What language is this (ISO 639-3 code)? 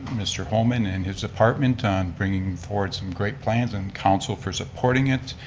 eng